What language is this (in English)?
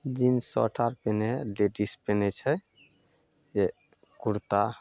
Maithili